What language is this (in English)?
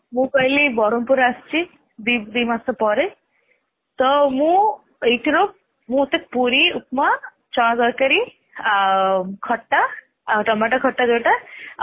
Odia